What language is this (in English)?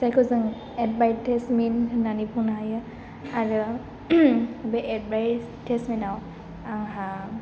Bodo